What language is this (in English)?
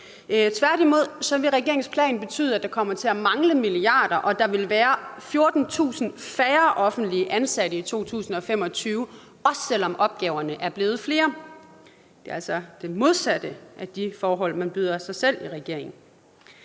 Danish